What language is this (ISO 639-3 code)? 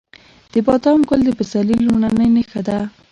pus